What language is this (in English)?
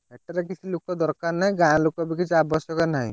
Odia